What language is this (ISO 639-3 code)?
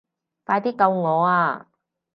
yue